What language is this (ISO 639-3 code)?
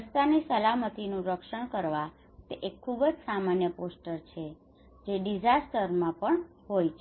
guj